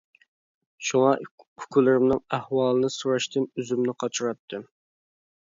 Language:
Uyghur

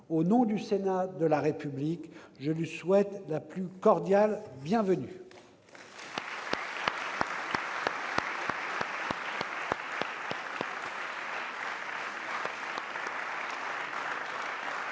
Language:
French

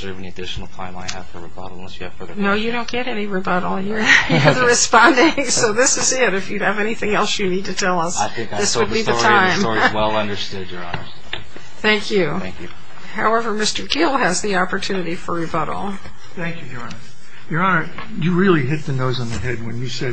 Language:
English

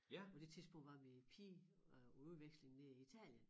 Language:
Danish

